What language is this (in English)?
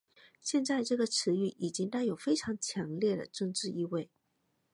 Chinese